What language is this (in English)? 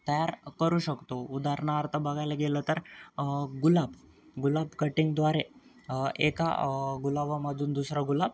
Marathi